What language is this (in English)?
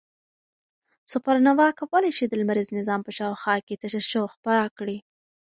Pashto